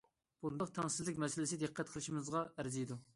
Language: Uyghur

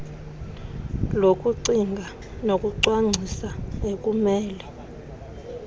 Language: Xhosa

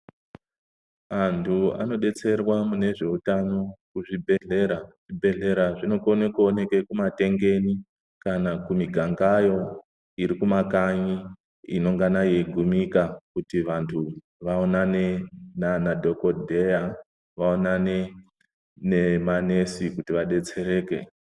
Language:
Ndau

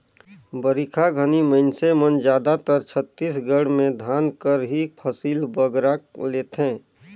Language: Chhattisgarhi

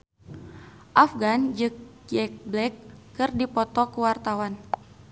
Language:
Sundanese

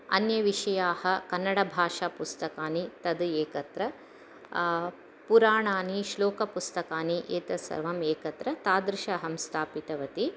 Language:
Sanskrit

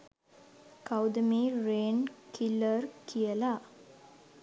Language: Sinhala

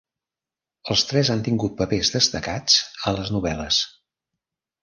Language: Catalan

